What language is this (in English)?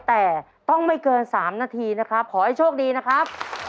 Thai